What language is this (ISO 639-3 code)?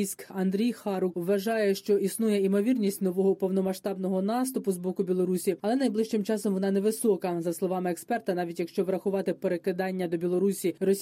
ukr